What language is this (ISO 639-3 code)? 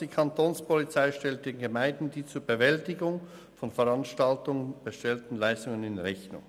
gsw